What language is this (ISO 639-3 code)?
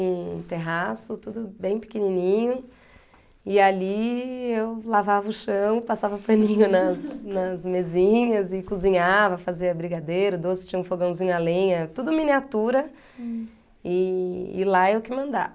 por